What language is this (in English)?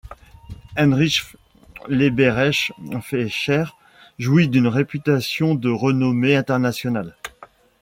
French